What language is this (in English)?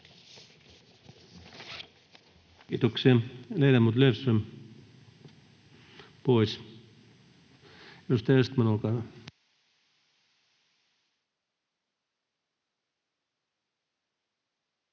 Finnish